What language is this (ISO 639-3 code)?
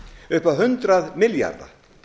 isl